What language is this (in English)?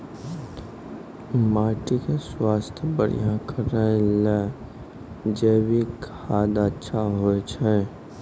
Maithili